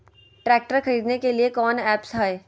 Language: Magahi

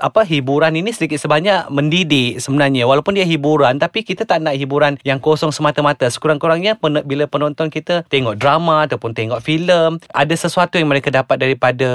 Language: Malay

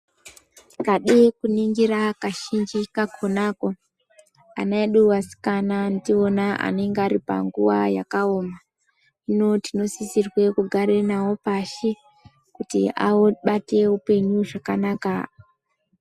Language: Ndau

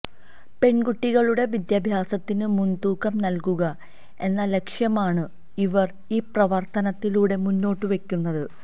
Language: Malayalam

